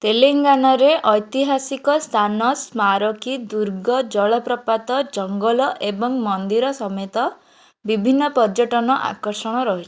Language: Odia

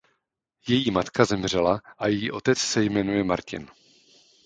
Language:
Czech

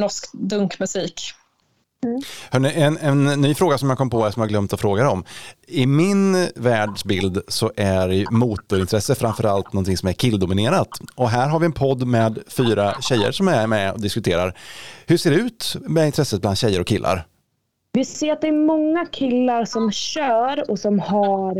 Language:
Swedish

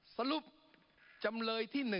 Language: Thai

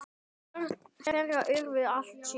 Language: Icelandic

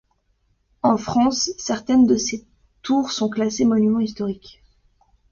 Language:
French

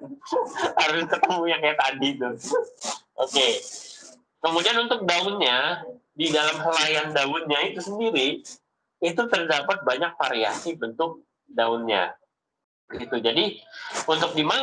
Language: Indonesian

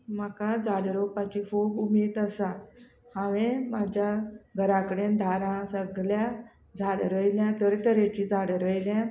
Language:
Konkani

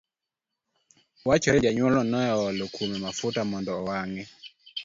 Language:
Luo (Kenya and Tanzania)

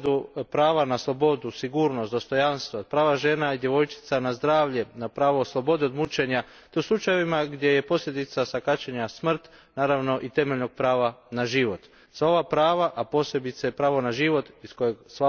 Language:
Croatian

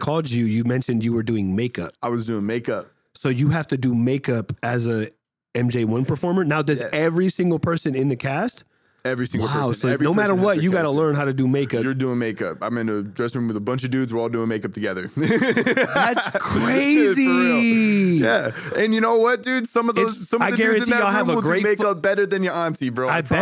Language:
English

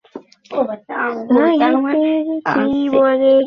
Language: Bangla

